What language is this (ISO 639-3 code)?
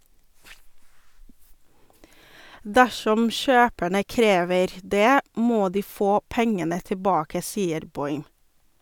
nor